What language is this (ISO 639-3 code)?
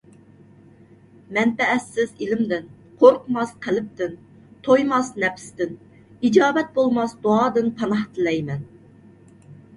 uig